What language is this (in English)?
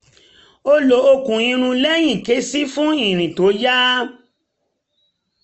Yoruba